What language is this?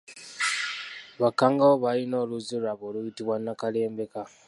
Ganda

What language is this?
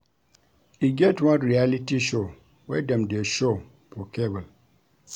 Nigerian Pidgin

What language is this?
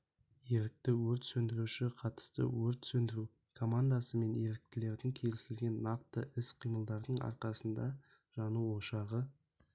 Kazakh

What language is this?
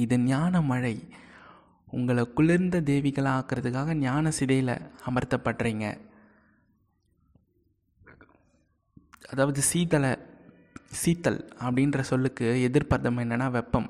Tamil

